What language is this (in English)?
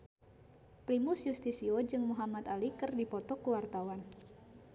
Sundanese